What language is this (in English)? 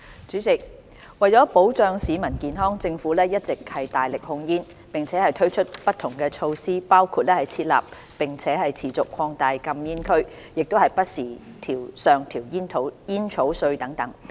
Cantonese